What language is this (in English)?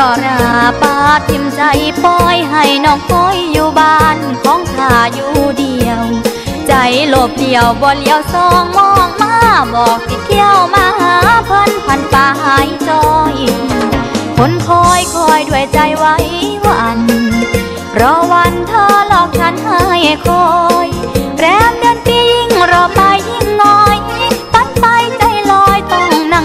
Thai